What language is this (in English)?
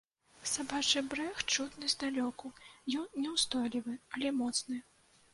Belarusian